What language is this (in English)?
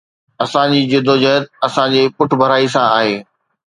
Sindhi